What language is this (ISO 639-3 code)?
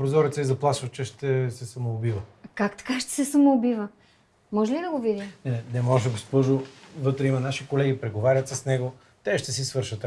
bul